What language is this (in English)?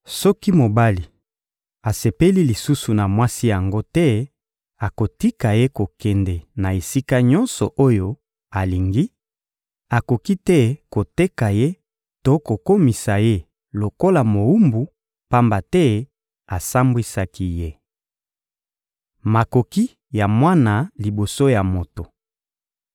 Lingala